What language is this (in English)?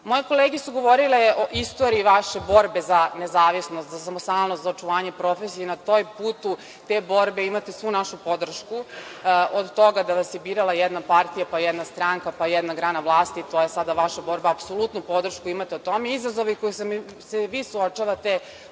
Serbian